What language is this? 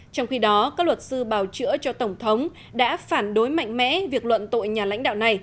Vietnamese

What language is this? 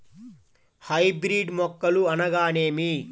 Telugu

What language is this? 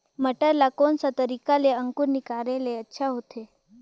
Chhattisgarhi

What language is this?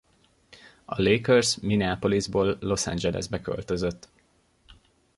Hungarian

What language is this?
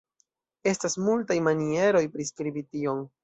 Esperanto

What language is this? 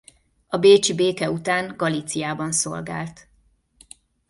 Hungarian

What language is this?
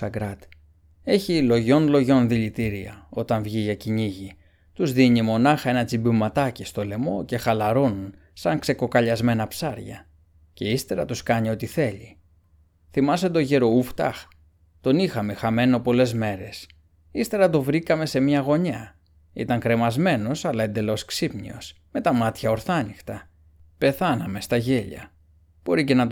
Greek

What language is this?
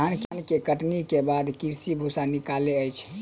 Maithili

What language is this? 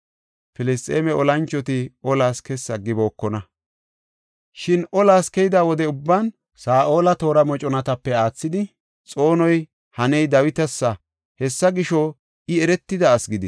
Gofa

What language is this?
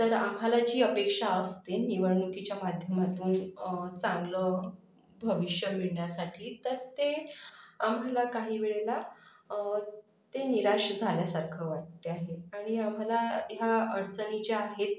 Marathi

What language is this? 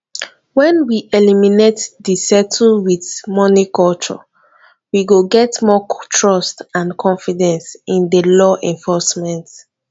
Nigerian Pidgin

